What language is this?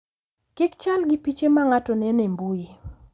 Luo (Kenya and Tanzania)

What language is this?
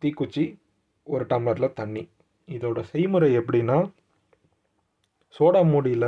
Tamil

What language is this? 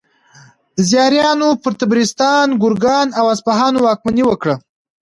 Pashto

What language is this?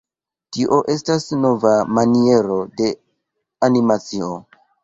Esperanto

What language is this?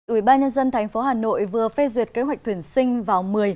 Vietnamese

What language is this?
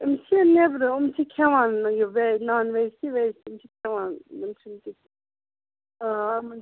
Kashmiri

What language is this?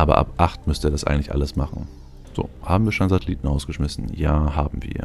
German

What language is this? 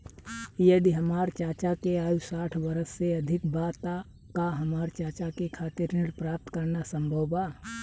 Bhojpuri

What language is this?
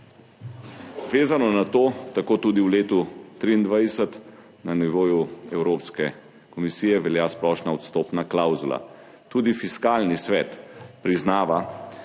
Slovenian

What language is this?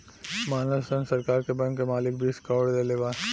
Bhojpuri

